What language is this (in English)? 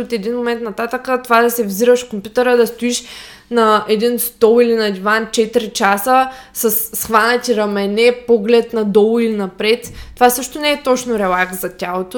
Bulgarian